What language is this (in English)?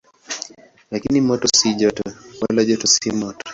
Swahili